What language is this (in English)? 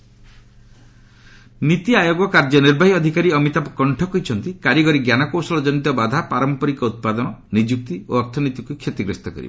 Odia